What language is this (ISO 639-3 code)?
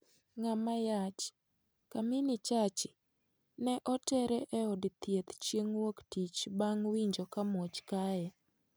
luo